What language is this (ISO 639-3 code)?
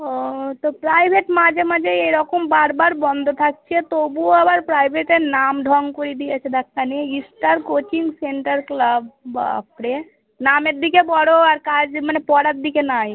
ben